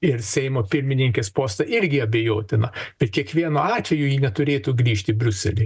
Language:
Lithuanian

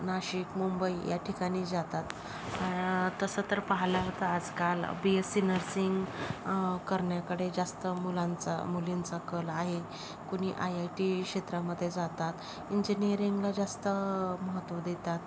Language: Marathi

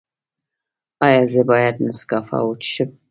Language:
Pashto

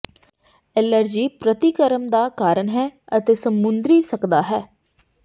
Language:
Punjabi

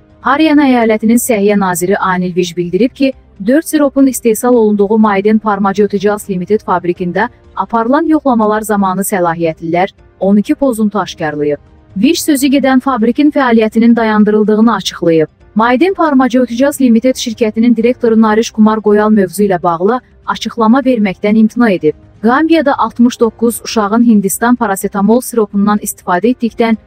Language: Turkish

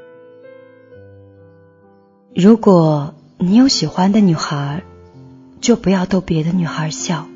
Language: Chinese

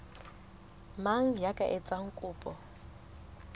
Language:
Southern Sotho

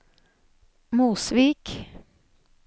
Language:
Norwegian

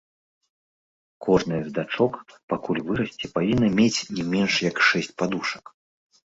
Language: Belarusian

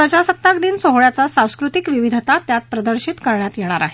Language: Marathi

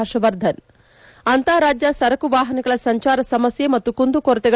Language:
Kannada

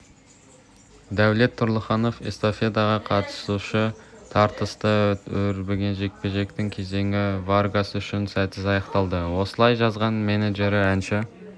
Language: Kazakh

